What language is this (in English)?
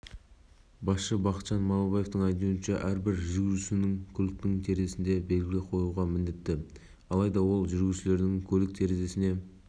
Kazakh